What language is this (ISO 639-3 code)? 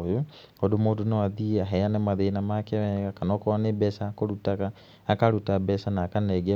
kik